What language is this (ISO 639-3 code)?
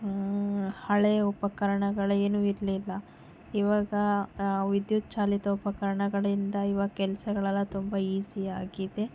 kan